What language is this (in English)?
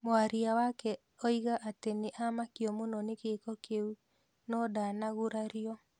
Kikuyu